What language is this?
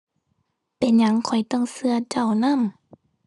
Thai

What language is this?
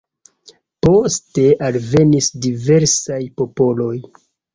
Esperanto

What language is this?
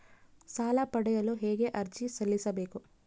Kannada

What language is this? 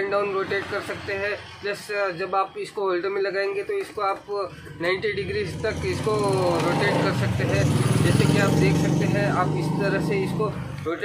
Hindi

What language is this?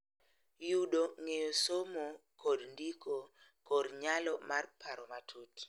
Luo (Kenya and Tanzania)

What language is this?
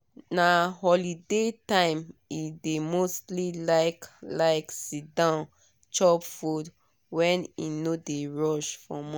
Nigerian Pidgin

